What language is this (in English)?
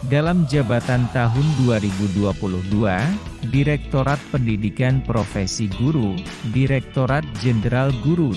Indonesian